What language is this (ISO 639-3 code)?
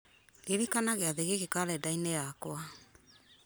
kik